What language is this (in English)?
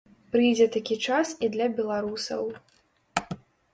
Belarusian